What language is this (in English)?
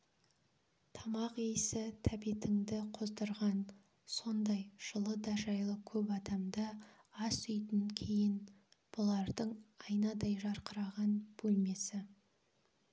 Kazakh